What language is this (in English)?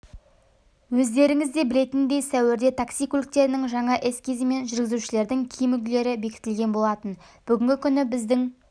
Kazakh